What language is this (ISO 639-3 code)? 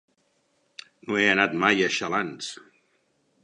cat